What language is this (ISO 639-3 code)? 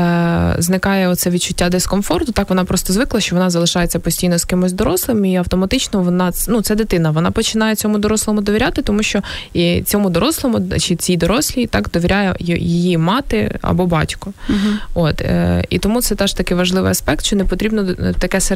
ukr